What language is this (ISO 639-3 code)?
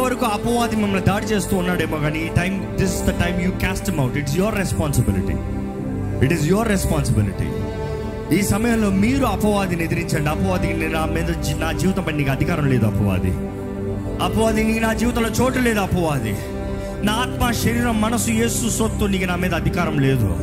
tel